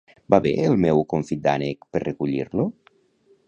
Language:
Catalan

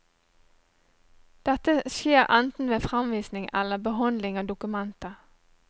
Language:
Norwegian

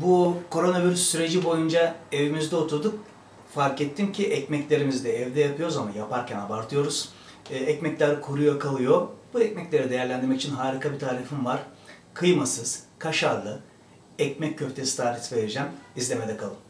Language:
Turkish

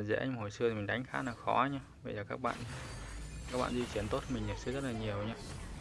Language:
Vietnamese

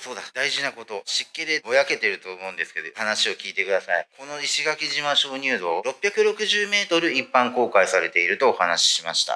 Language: Japanese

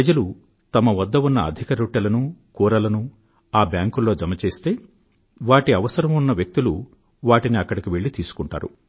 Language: Telugu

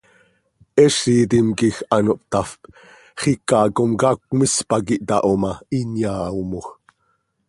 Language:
Seri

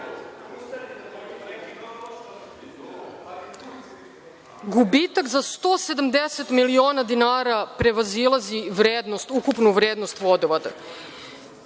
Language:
Serbian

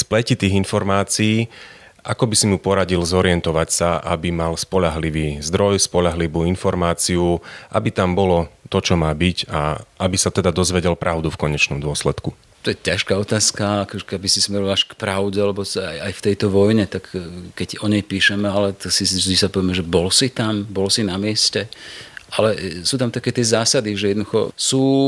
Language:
Slovak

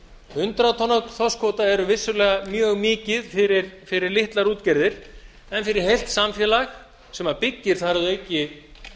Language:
Icelandic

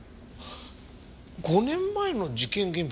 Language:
Japanese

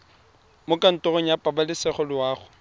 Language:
Tswana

